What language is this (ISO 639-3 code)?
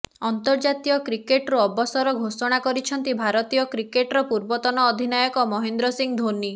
ori